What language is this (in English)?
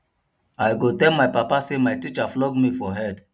Nigerian Pidgin